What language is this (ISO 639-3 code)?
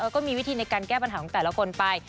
tha